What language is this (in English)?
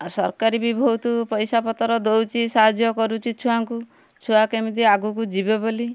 Odia